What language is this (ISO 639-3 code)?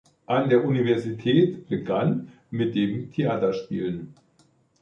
deu